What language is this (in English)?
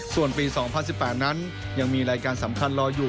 Thai